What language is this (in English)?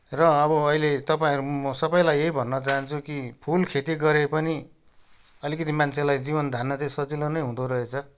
Nepali